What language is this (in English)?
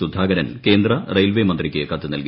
Malayalam